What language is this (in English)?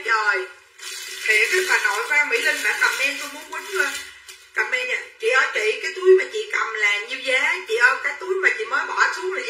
Vietnamese